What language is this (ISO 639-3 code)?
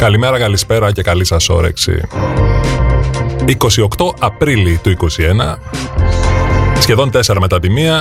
ell